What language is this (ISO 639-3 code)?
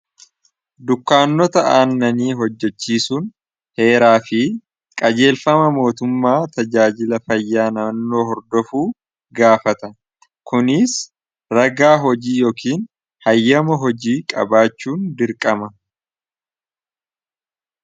orm